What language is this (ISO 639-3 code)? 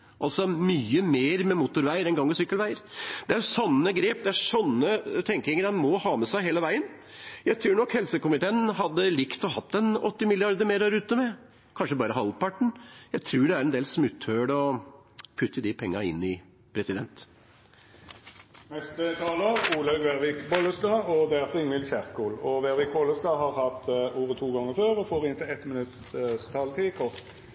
nor